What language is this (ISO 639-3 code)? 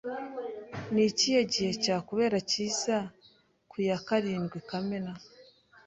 kin